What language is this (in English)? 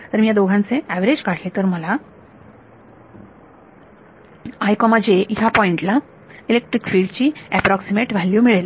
Marathi